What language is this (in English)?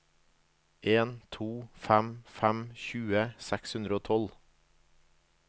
Norwegian